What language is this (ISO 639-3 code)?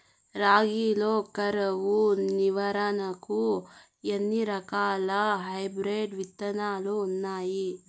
tel